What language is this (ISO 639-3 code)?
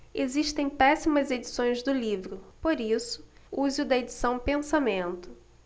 por